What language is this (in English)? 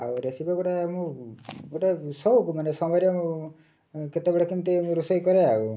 Odia